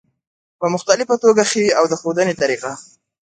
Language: Pashto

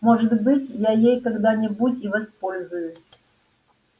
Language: Russian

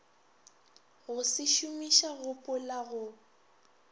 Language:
Northern Sotho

